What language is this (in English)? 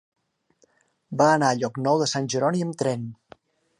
Catalan